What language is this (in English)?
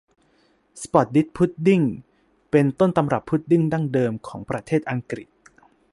Thai